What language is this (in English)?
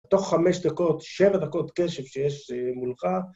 Hebrew